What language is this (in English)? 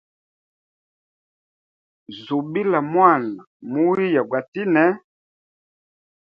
Hemba